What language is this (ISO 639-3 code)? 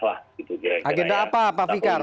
ind